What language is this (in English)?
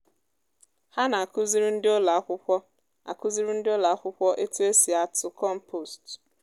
Igbo